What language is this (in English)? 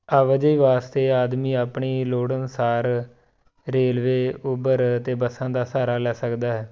Punjabi